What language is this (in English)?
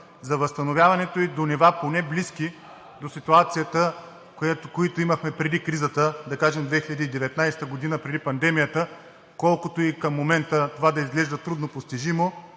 Bulgarian